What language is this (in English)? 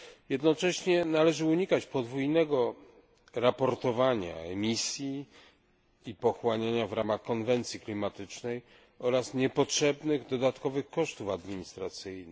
Polish